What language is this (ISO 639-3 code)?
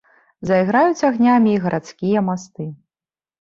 bel